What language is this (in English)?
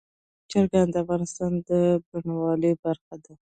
Pashto